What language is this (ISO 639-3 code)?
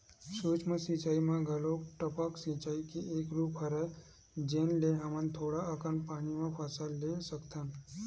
hne